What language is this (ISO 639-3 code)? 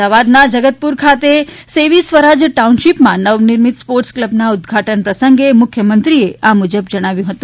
guj